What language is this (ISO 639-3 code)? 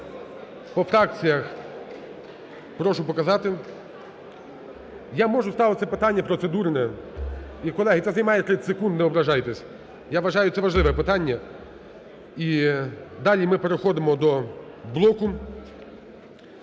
ukr